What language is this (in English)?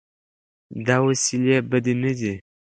Pashto